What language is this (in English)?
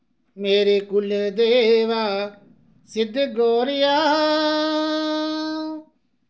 Dogri